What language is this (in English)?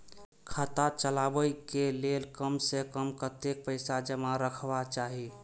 Maithili